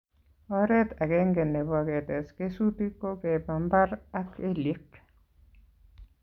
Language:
Kalenjin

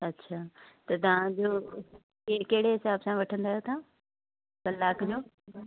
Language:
Sindhi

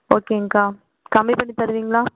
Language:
Tamil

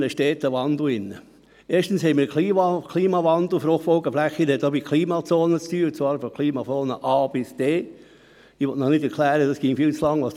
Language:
Swiss German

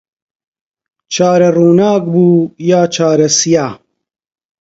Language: Central Kurdish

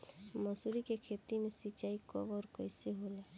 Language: Bhojpuri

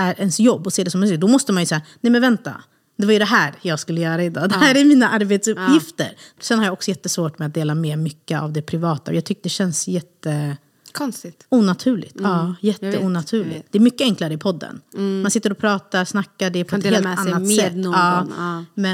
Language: Swedish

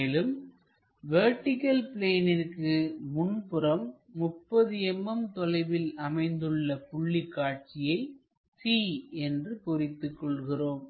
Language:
Tamil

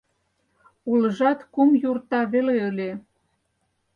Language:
Mari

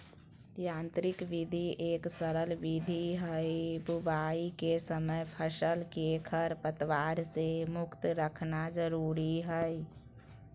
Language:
Magahi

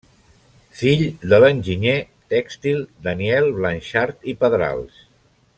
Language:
Catalan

